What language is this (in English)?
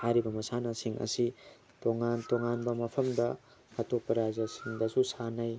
Manipuri